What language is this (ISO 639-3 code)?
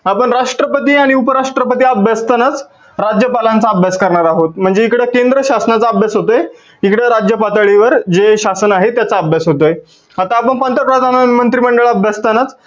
mar